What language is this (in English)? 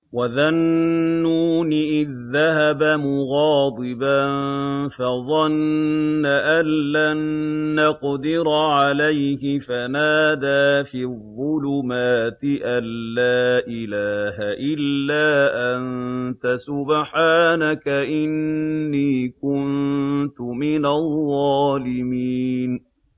Arabic